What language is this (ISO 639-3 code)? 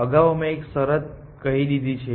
guj